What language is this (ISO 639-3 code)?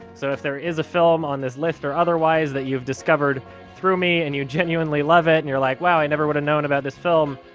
eng